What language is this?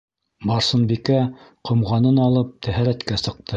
Bashkir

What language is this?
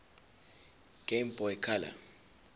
Zulu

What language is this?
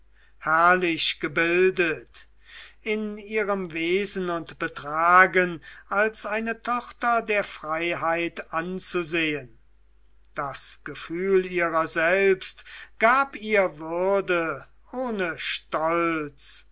German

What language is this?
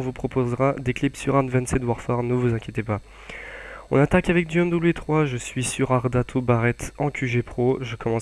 French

